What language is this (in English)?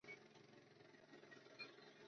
Chinese